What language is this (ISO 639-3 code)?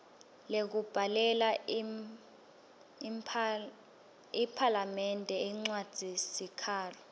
ssw